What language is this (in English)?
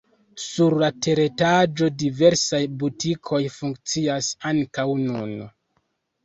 Esperanto